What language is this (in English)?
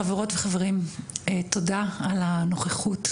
Hebrew